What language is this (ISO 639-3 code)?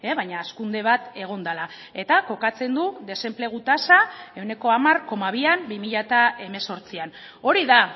eus